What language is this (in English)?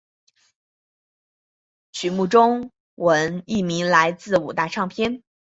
Chinese